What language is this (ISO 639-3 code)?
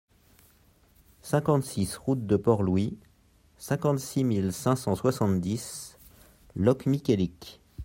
fra